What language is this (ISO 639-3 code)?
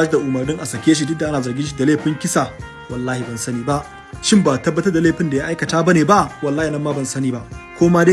eng